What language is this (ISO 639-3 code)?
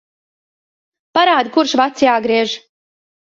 lav